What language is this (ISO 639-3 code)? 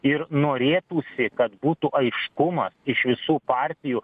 lit